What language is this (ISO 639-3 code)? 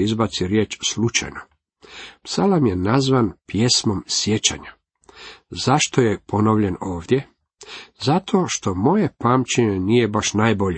hrv